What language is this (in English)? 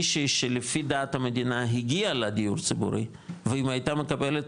Hebrew